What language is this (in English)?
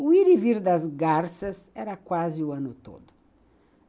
Portuguese